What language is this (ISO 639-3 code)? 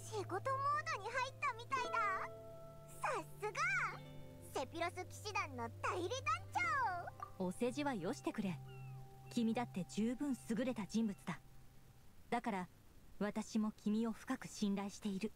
jpn